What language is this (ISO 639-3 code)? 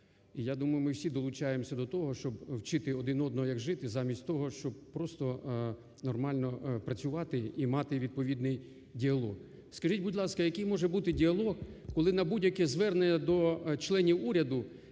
ukr